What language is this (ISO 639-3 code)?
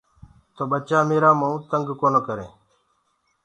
ggg